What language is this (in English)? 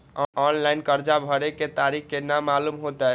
Maithili